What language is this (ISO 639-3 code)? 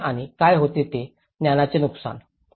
mar